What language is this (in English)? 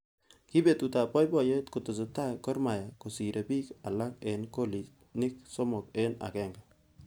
Kalenjin